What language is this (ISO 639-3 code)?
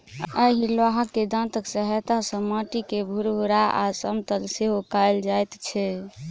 mai